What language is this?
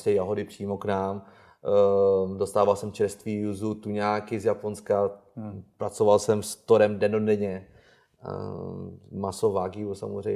Czech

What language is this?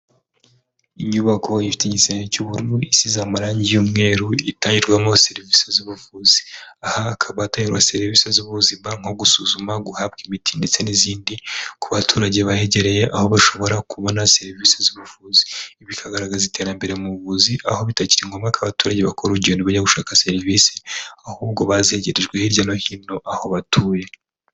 Kinyarwanda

